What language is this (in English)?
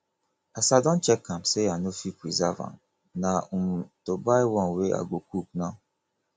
Nigerian Pidgin